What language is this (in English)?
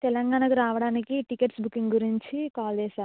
Telugu